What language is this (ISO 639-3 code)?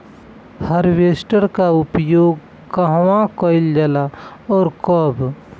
bho